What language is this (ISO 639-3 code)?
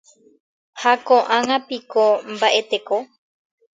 grn